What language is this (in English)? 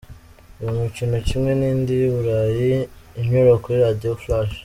Kinyarwanda